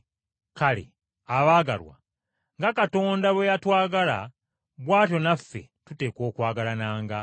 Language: Ganda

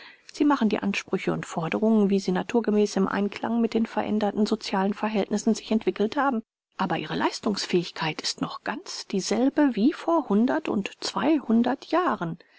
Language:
German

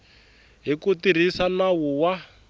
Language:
Tsonga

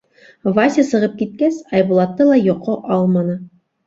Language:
Bashkir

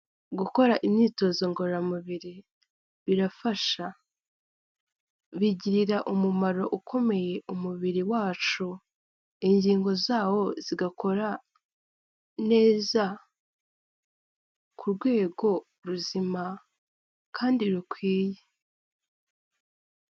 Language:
Kinyarwanda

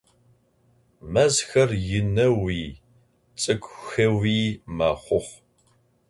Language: Adyghe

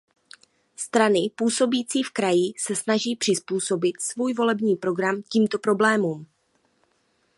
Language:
Czech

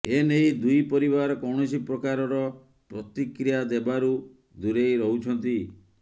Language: Odia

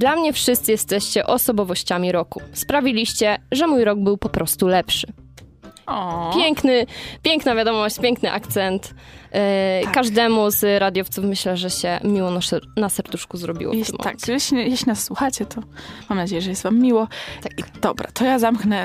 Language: Polish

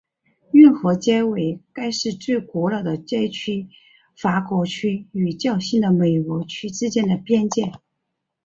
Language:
Chinese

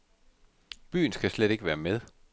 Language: Danish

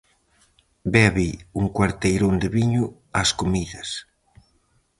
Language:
Galician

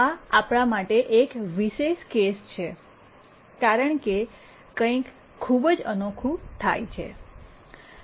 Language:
Gujarati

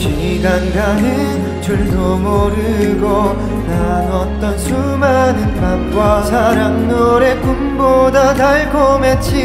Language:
Korean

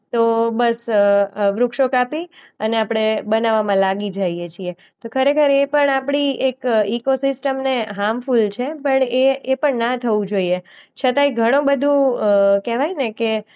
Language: Gujarati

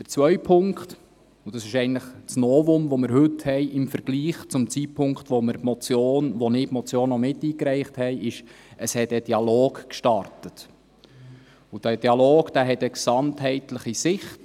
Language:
Swiss German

